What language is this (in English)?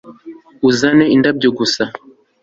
Kinyarwanda